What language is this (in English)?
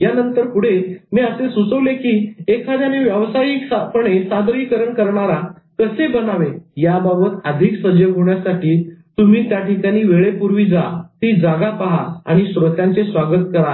Marathi